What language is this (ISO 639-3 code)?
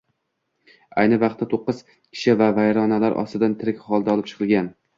uzb